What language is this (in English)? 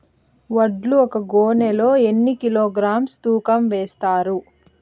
Telugu